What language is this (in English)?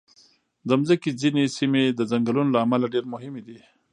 Pashto